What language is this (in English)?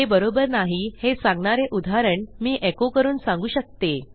Marathi